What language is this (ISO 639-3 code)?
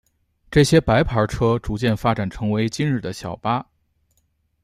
zho